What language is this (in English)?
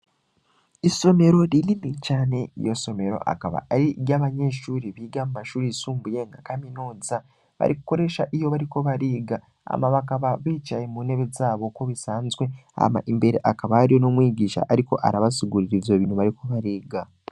Rundi